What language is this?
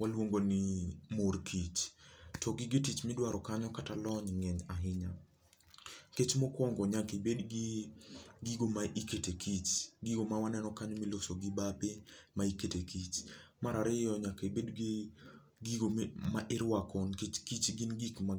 Luo (Kenya and Tanzania)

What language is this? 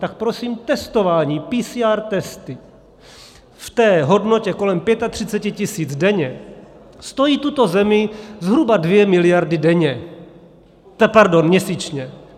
Czech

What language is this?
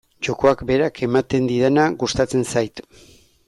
Basque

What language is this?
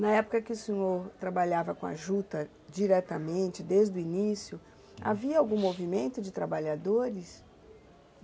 Portuguese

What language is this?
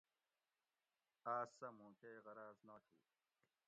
Gawri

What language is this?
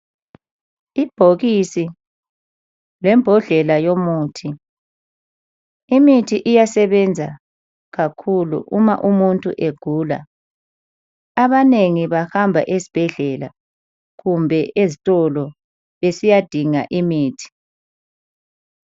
North Ndebele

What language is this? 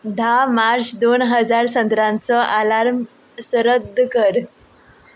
Konkani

